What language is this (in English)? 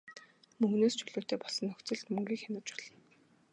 Mongolian